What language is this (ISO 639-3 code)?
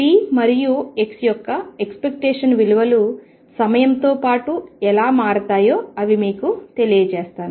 tel